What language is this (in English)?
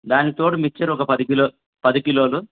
Telugu